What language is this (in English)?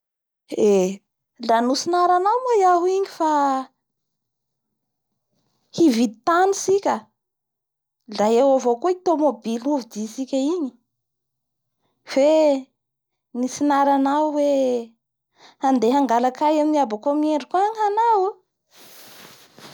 Bara Malagasy